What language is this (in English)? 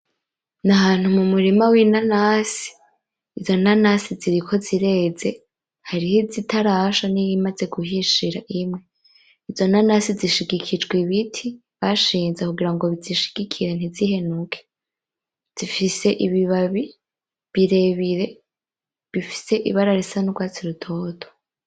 Rundi